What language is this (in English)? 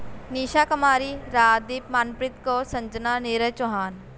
Punjabi